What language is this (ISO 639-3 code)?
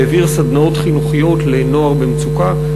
heb